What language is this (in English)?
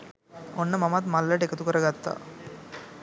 Sinhala